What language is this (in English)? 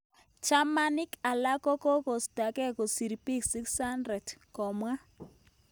Kalenjin